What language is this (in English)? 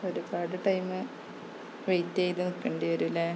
Malayalam